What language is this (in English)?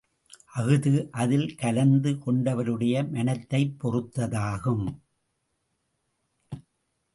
Tamil